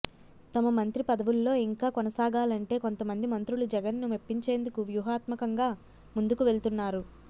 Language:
Telugu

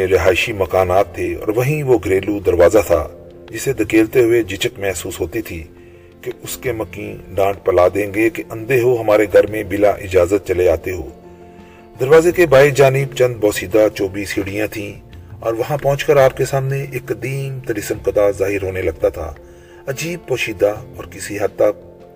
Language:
Urdu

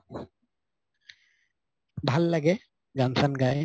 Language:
Assamese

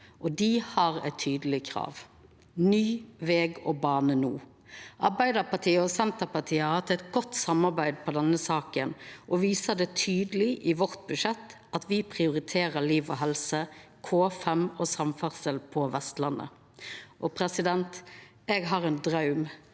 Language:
Norwegian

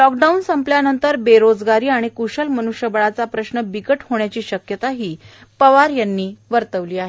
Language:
Marathi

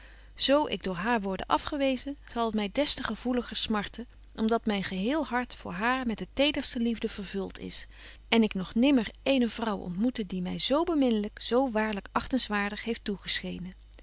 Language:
Dutch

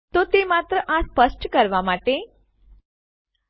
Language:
Gujarati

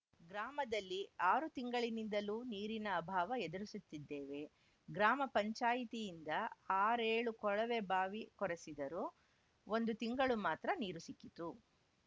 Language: Kannada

